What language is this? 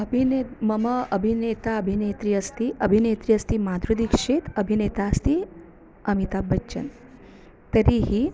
Sanskrit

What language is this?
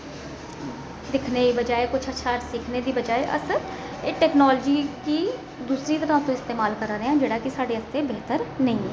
Dogri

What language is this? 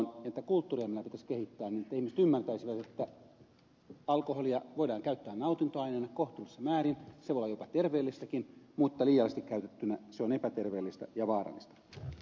Finnish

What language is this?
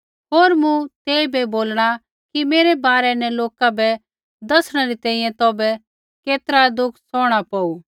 Kullu Pahari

